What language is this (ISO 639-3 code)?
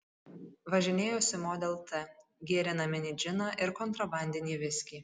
lit